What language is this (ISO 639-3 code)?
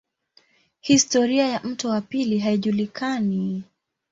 swa